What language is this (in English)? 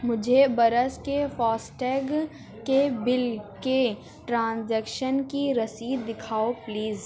Urdu